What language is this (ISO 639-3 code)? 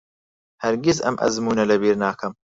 ckb